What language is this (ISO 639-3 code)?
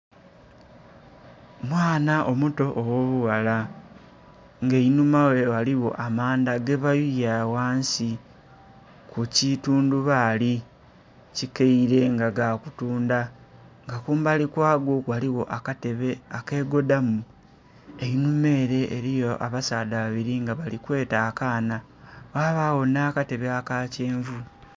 xog